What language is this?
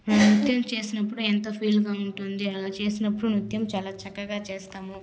Telugu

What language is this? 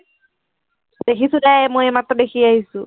Assamese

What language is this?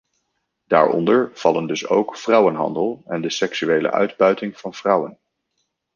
Dutch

